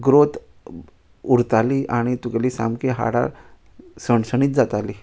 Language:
Konkani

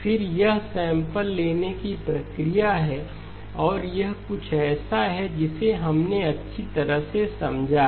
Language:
Hindi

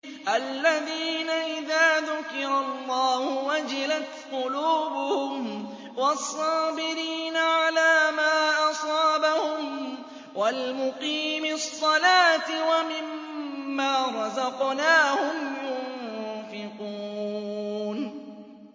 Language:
Arabic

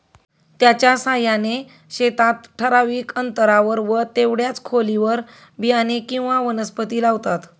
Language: Marathi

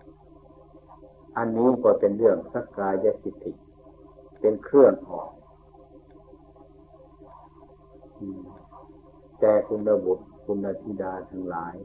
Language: Thai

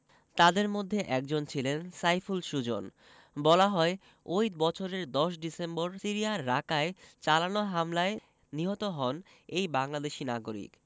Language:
Bangla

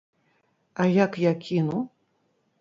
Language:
Belarusian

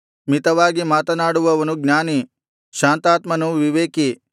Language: Kannada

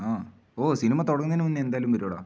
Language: Malayalam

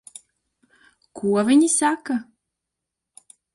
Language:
Latvian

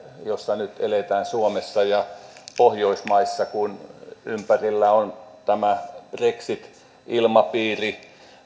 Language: Finnish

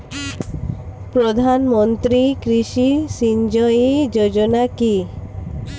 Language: Bangla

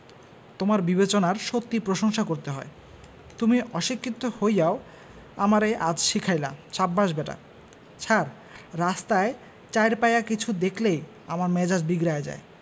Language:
Bangla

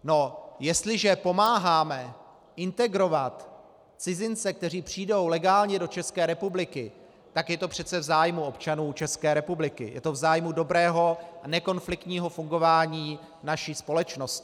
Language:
Czech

